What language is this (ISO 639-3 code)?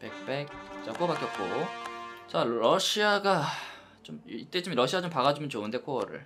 kor